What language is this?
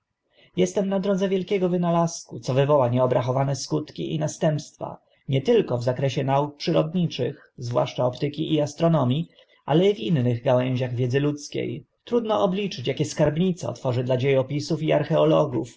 Polish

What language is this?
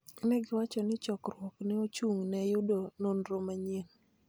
Luo (Kenya and Tanzania)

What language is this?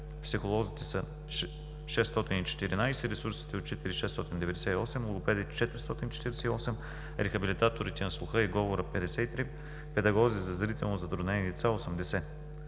Bulgarian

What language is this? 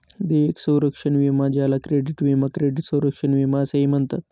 Marathi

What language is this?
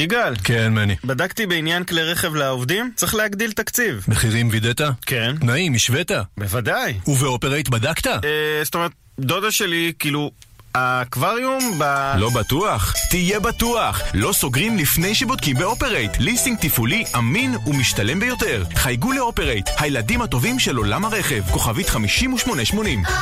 Hebrew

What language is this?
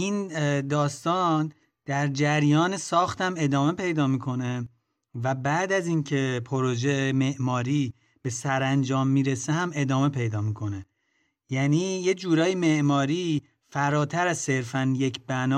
Persian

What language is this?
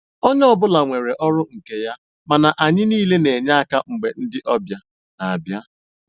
Igbo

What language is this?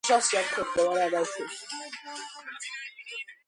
Georgian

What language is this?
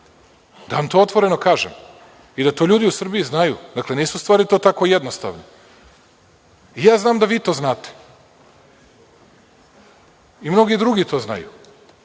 Serbian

